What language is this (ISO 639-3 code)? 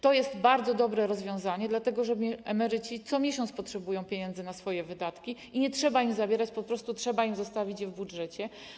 pol